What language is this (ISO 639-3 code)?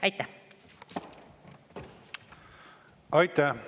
est